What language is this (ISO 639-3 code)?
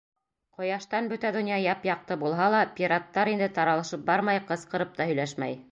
bak